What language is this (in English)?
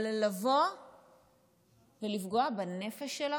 Hebrew